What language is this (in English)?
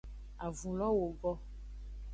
Aja (Benin)